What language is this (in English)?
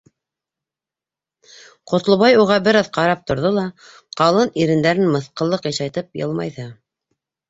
Bashkir